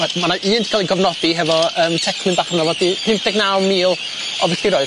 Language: Welsh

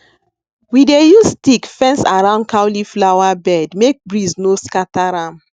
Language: Nigerian Pidgin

